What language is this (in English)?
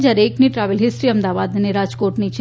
Gujarati